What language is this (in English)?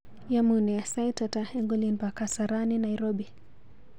Kalenjin